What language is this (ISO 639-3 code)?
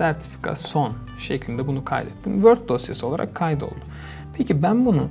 tur